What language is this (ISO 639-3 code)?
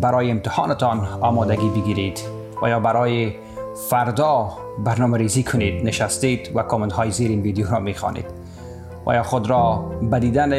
fas